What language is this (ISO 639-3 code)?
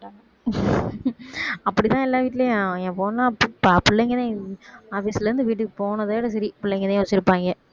tam